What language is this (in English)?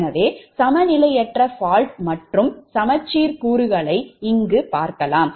Tamil